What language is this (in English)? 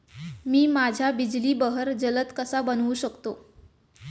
Marathi